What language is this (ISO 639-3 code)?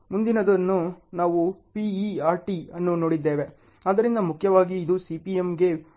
kan